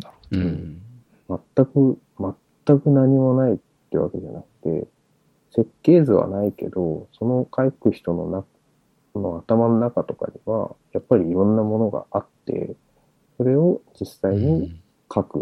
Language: Japanese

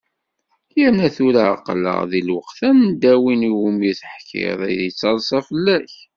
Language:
Kabyle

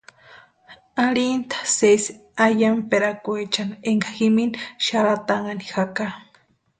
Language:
Western Highland Purepecha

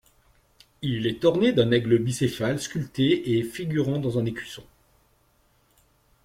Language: French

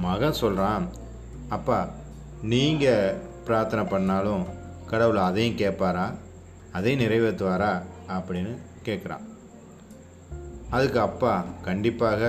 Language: Tamil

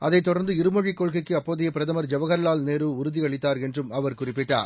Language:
Tamil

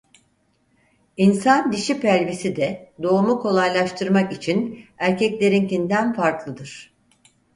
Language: Turkish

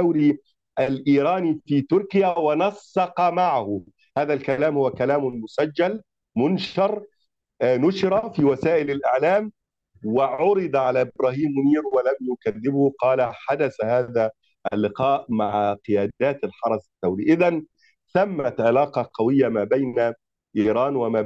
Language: Arabic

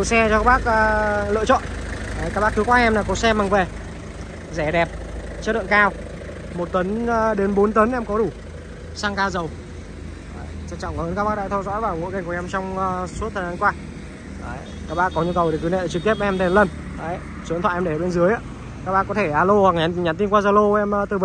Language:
Vietnamese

